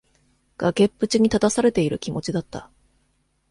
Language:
Japanese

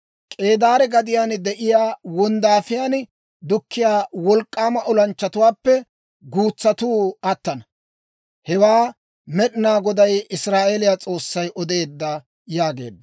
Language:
Dawro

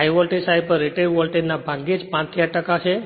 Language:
Gujarati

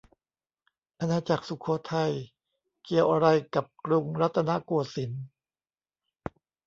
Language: Thai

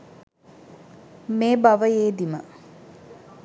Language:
Sinhala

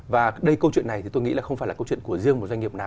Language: Vietnamese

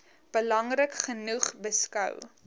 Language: Afrikaans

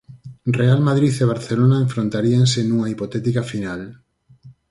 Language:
Galician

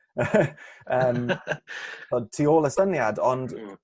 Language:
Welsh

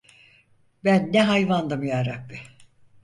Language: Turkish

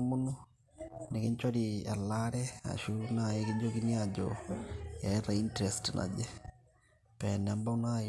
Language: Masai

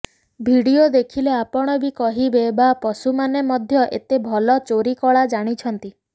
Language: Odia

